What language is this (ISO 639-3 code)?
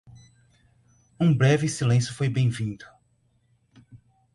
por